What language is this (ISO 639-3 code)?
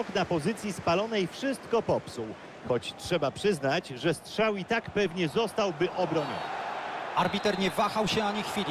pol